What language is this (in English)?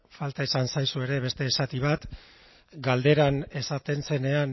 Basque